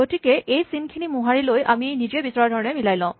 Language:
Assamese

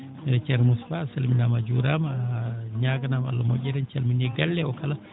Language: Fula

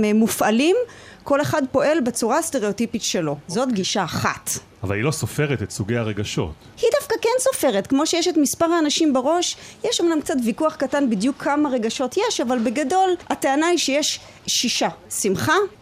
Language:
Hebrew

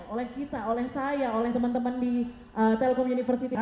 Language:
Indonesian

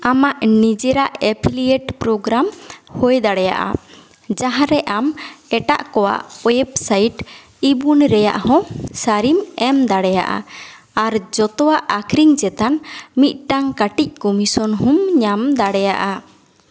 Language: Santali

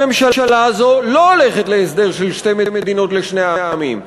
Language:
Hebrew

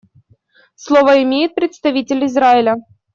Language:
Russian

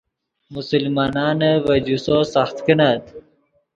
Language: Yidgha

